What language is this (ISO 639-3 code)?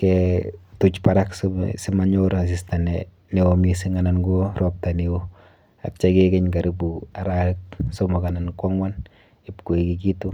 kln